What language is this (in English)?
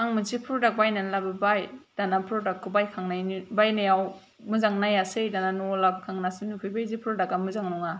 Bodo